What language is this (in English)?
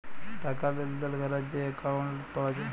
Bangla